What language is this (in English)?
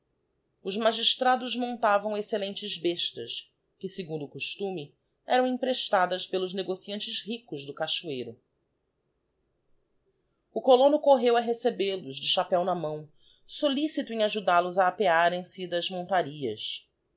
Portuguese